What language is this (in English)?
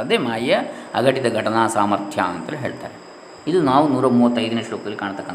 Kannada